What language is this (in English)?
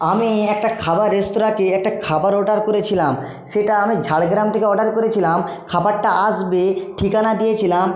Bangla